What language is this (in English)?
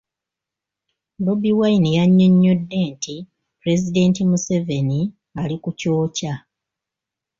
Ganda